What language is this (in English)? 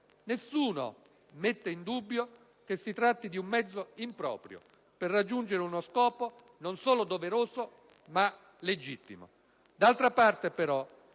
Italian